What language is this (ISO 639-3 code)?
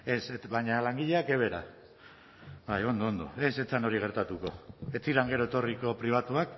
eus